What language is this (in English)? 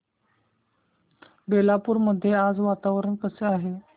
Marathi